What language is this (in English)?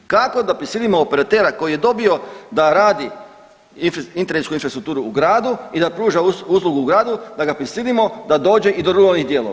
Croatian